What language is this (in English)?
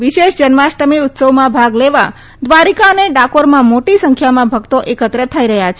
Gujarati